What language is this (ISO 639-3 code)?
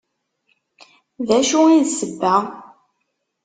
kab